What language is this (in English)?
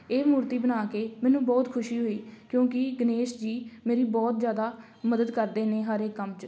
Punjabi